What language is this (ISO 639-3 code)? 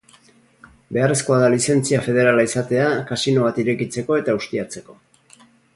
eus